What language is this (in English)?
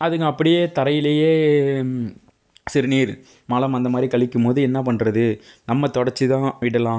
Tamil